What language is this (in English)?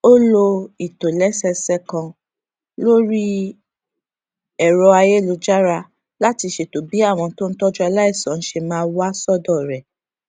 Yoruba